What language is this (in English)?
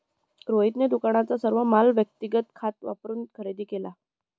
Marathi